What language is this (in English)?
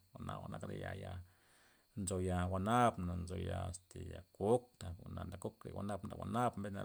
Loxicha Zapotec